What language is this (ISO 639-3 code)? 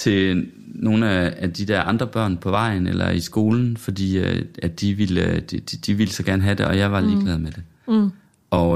dan